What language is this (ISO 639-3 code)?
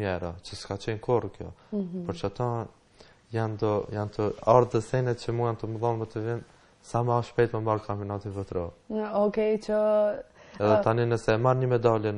ron